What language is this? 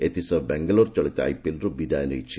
Odia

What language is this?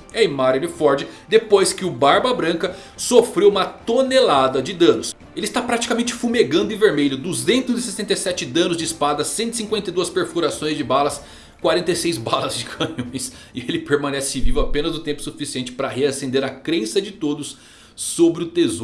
Portuguese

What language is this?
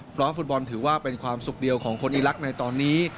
Thai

